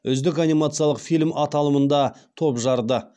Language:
Kazakh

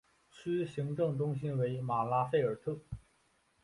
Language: Chinese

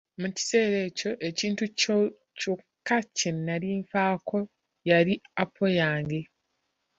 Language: Ganda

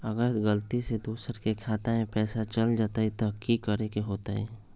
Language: Magahi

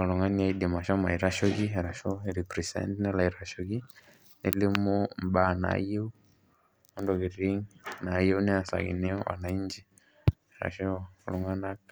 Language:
Masai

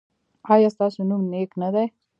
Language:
Pashto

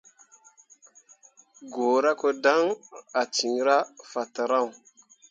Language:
Mundang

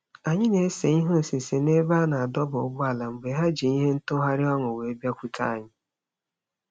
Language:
Igbo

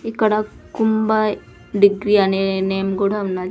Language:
Telugu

